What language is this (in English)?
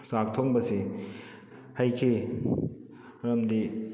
Manipuri